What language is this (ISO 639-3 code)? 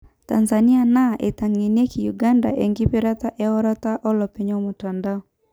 mas